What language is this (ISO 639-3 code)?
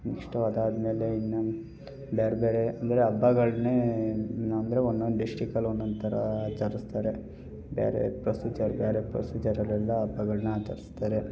kan